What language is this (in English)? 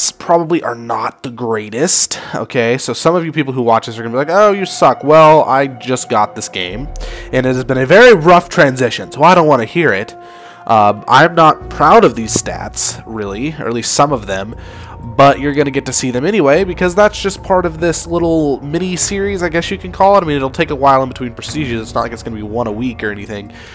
English